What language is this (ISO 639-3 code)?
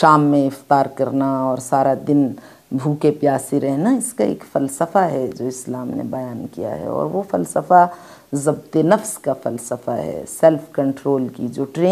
ara